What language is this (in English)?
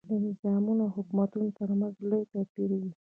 Pashto